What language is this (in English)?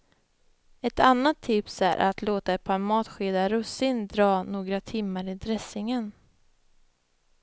Swedish